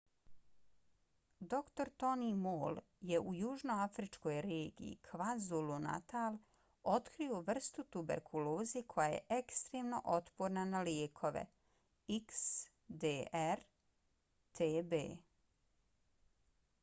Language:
Bosnian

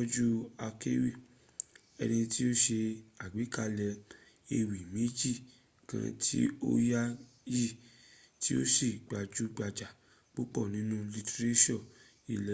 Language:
Yoruba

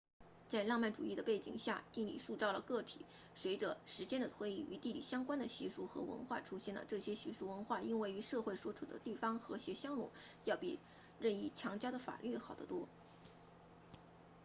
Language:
Chinese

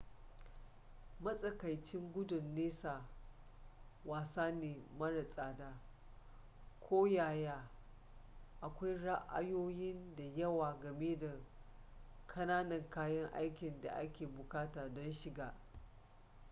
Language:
Hausa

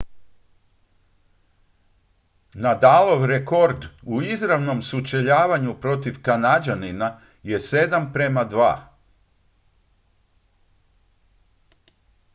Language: Croatian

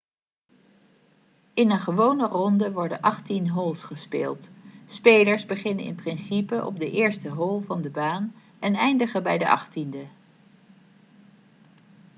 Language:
Dutch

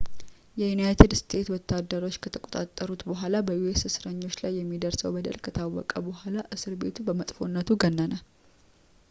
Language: Amharic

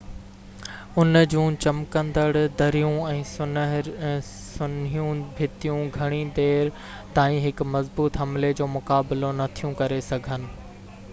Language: Sindhi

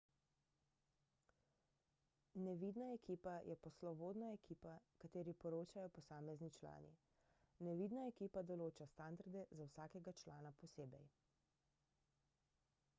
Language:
Slovenian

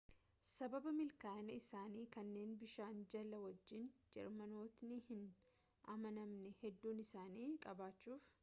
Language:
Oromo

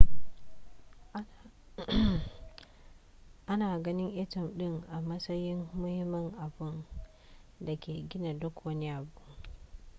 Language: Hausa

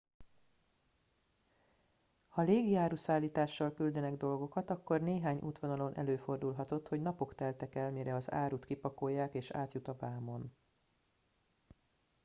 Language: Hungarian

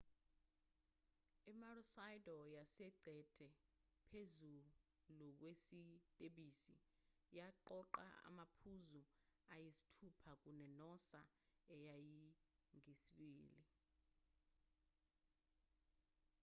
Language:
Zulu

